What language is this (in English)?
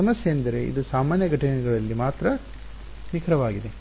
Kannada